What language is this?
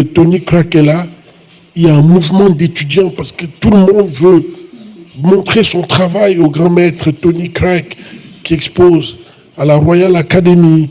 French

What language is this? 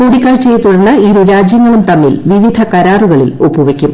Malayalam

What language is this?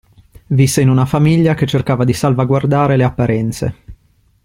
Italian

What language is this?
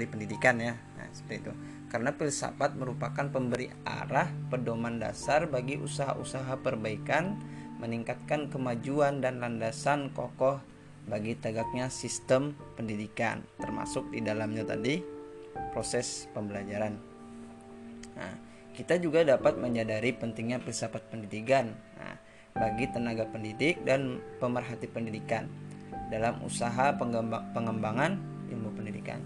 Indonesian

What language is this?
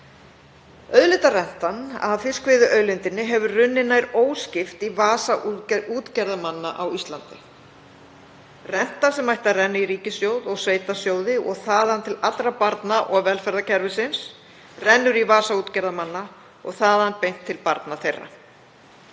Icelandic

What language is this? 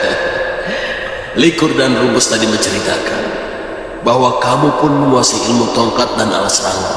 Indonesian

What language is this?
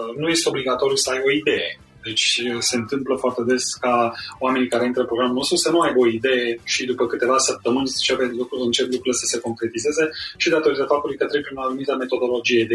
Romanian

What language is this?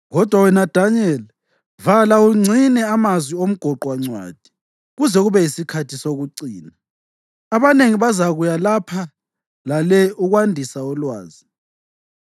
North Ndebele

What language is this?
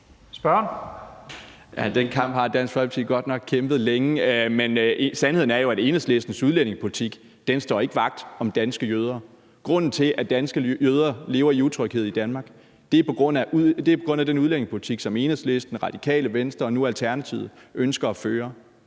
Danish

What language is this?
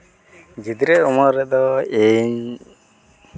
Santali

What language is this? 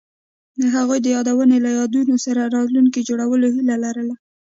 Pashto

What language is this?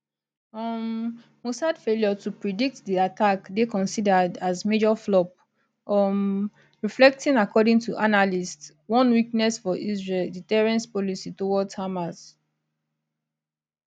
Nigerian Pidgin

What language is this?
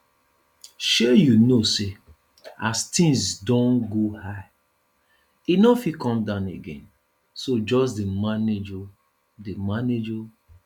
Nigerian Pidgin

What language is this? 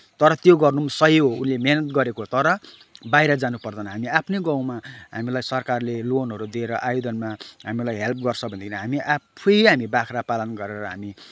Nepali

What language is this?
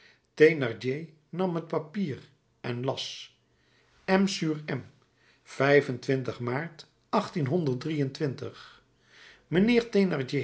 Dutch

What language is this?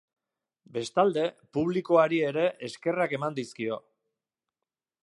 Basque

